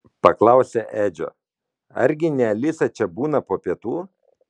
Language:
Lithuanian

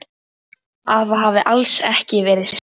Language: Icelandic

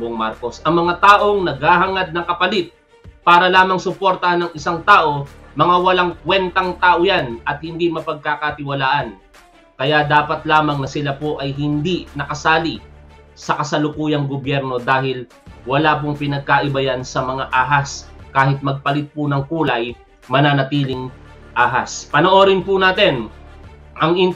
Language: Filipino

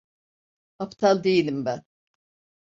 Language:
Turkish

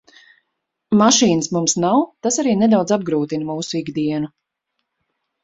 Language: Latvian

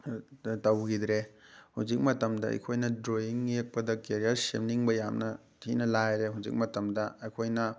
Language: Manipuri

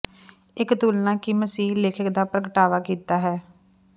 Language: Punjabi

